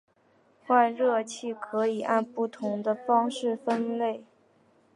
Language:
Chinese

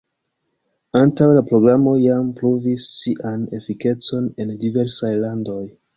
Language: Esperanto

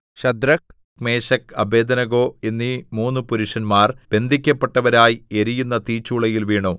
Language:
Malayalam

